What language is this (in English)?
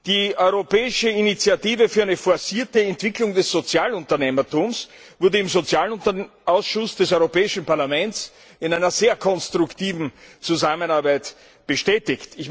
German